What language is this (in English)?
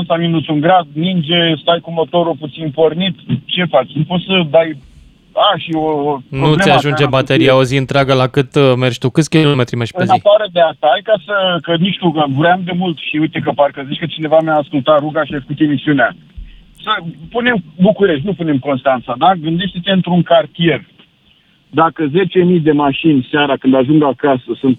Romanian